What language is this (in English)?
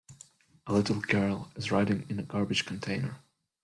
English